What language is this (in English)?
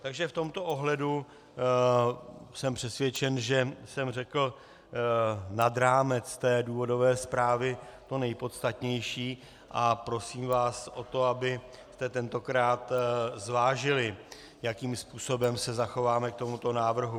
Czech